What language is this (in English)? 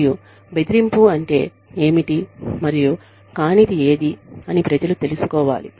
Telugu